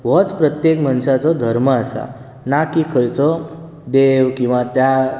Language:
Konkani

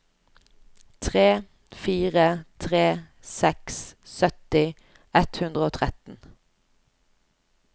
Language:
Norwegian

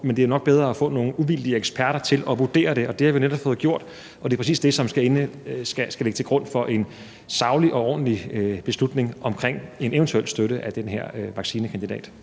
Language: Danish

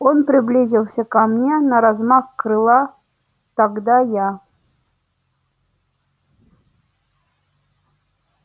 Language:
Russian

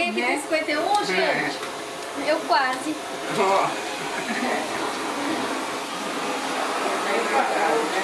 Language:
Portuguese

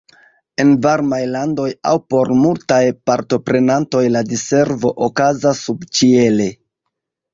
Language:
Esperanto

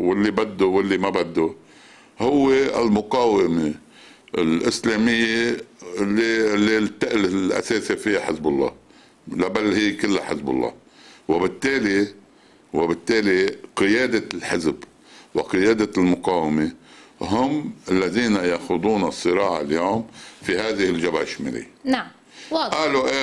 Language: Arabic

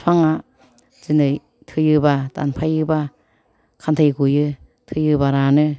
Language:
Bodo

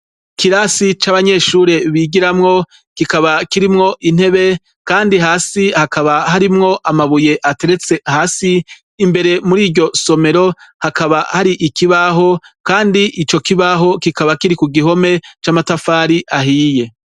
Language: Rundi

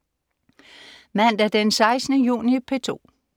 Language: Danish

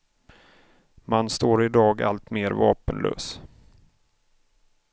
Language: Swedish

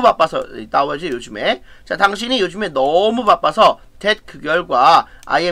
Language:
Korean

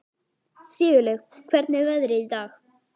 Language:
Icelandic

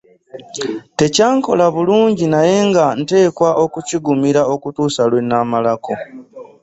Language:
Ganda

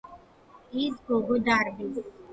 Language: Georgian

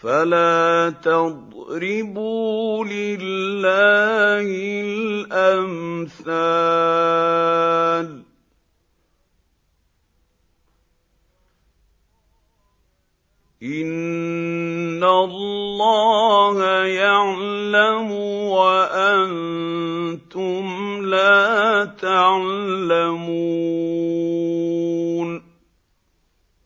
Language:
Arabic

